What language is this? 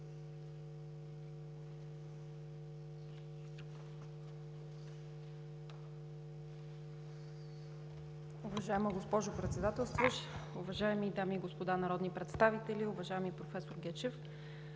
Bulgarian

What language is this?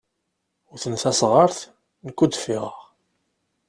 Kabyle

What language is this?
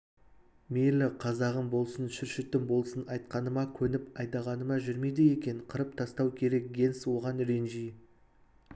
Kazakh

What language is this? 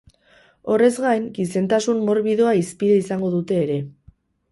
Basque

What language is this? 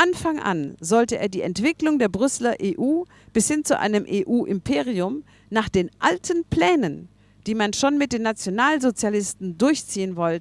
German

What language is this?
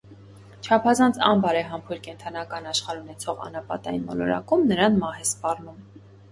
Armenian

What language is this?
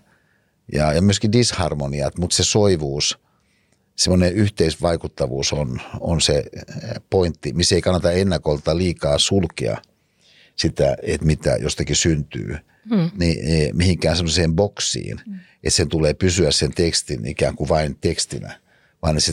Finnish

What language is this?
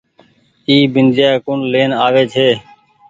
Goaria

